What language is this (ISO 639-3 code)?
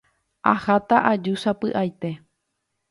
grn